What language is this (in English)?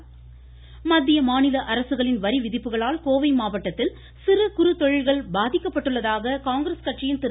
Tamil